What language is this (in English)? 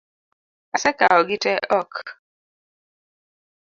Luo (Kenya and Tanzania)